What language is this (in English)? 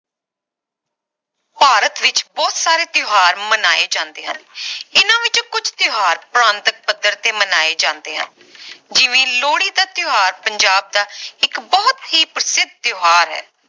Punjabi